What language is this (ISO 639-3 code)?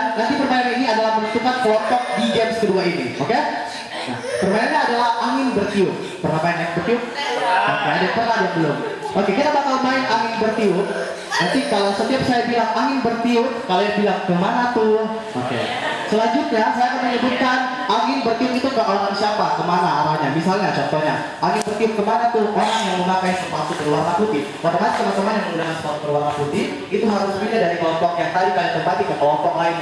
ind